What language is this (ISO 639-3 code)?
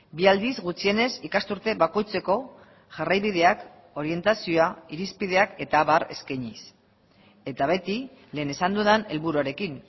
eus